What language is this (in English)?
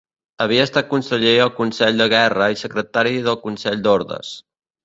Catalan